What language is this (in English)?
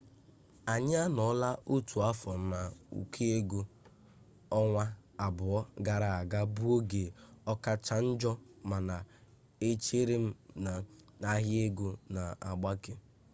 Igbo